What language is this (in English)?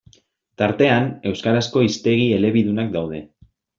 Basque